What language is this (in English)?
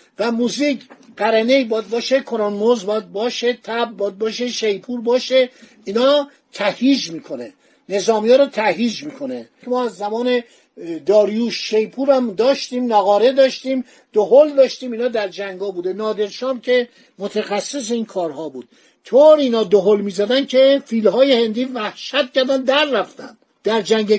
Persian